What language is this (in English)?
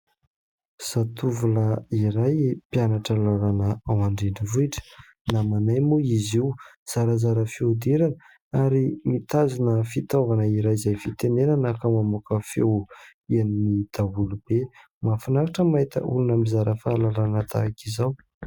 Malagasy